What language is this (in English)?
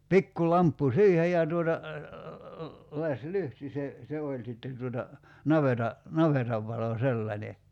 Finnish